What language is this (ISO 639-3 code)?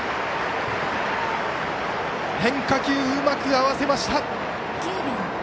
jpn